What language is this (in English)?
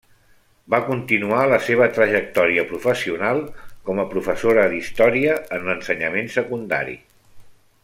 Catalan